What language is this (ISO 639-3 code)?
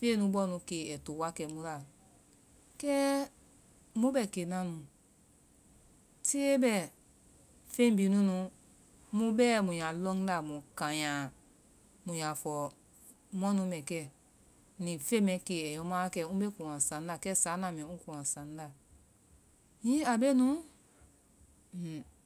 vai